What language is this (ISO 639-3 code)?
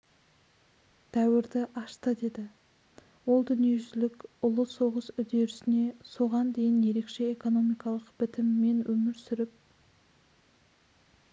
kaz